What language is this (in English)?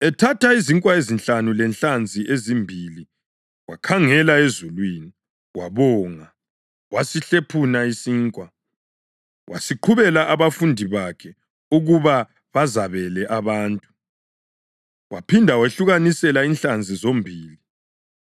North Ndebele